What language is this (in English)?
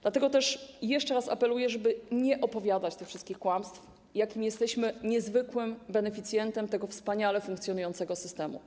Polish